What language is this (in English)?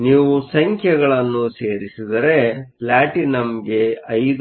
Kannada